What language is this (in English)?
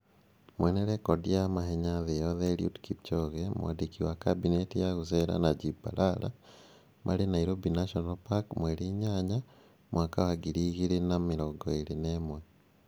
Kikuyu